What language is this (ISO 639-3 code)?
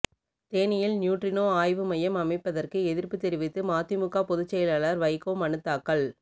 tam